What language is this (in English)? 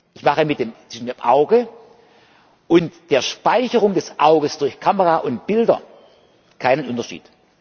German